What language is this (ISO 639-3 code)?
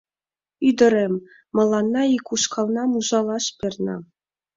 chm